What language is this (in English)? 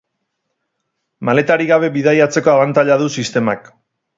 Basque